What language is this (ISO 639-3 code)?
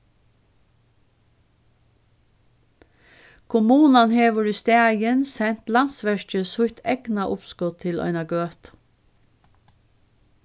fao